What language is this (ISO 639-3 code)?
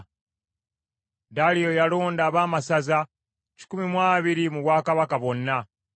lug